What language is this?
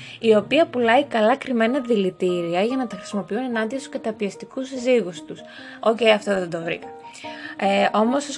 Greek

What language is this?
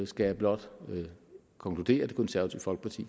Danish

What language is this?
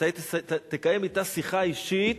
Hebrew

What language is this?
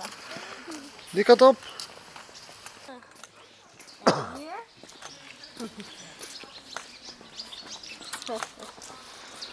Dutch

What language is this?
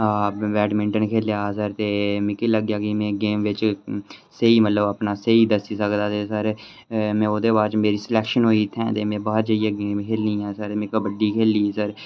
Dogri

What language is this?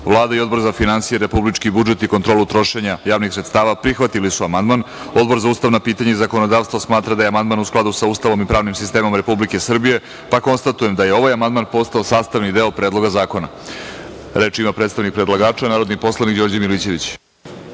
Serbian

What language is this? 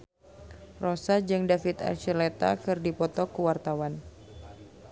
Sundanese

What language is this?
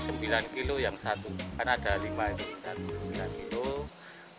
Indonesian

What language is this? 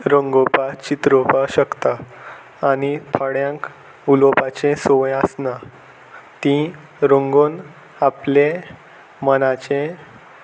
Konkani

